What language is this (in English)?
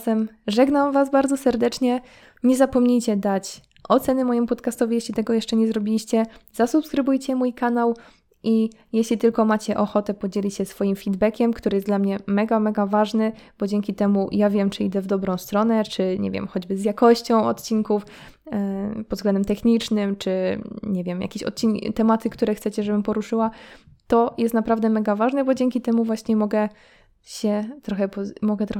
Polish